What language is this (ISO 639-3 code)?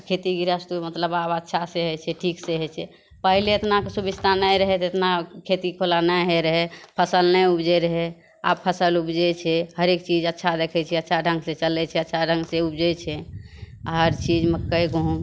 mai